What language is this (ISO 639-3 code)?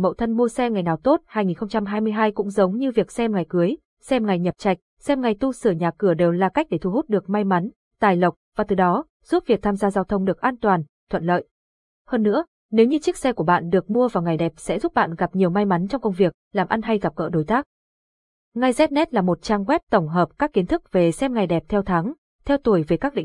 vie